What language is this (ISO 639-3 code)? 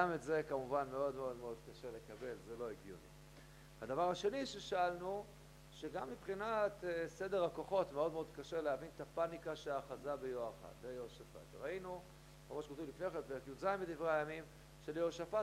heb